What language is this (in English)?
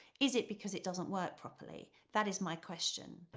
English